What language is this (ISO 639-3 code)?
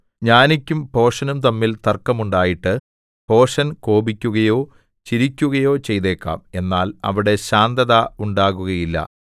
mal